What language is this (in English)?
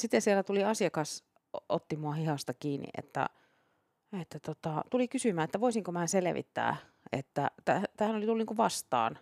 Finnish